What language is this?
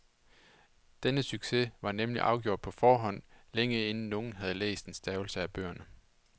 Danish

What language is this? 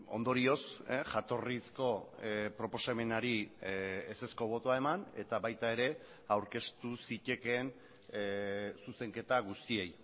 Basque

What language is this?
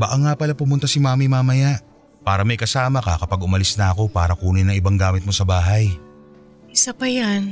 Filipino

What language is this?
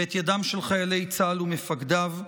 Hebrew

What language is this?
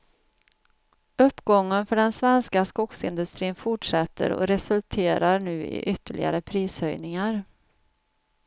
Swedish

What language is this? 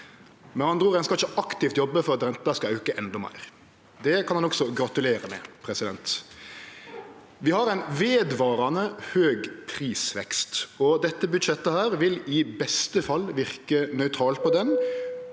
Norwegian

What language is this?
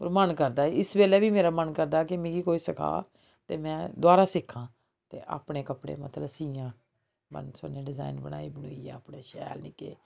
Dogri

